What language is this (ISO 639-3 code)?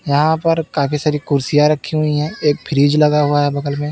hin